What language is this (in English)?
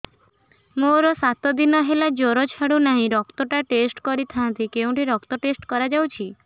Odia